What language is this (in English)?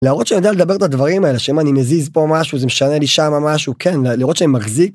Hebrew